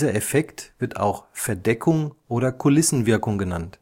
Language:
German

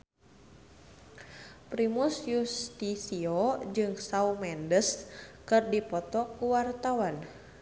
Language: Sundanese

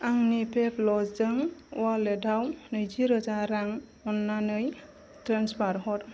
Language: Bodo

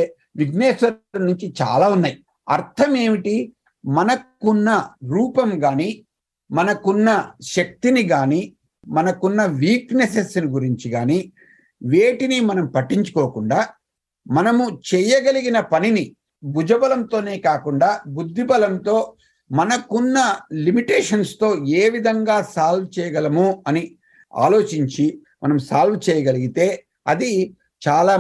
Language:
Telugu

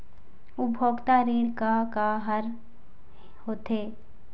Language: Chhattisgarhi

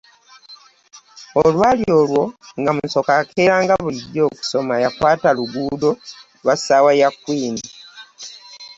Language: Ganda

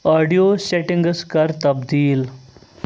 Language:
Kashmiri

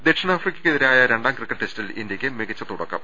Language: Malayalam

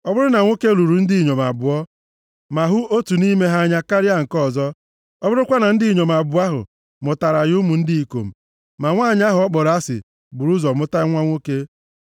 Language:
Igbo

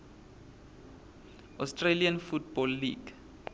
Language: Swati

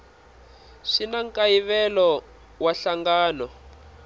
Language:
Tsonga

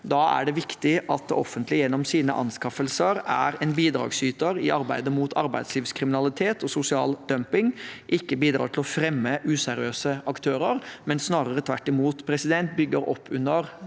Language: Norwegian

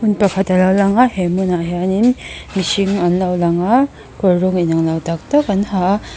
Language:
Mizo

